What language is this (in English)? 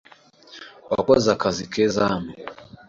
Kinyarwanda